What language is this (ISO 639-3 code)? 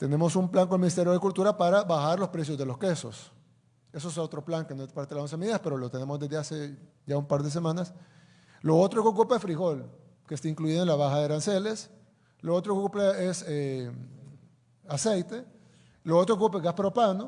spa